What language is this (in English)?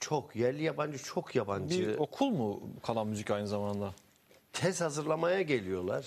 Turkish